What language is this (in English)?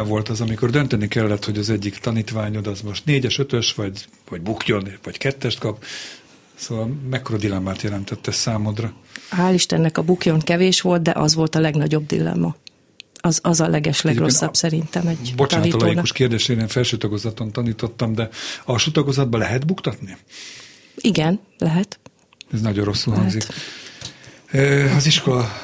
Hungarian